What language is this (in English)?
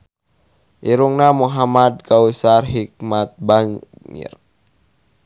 Sundanese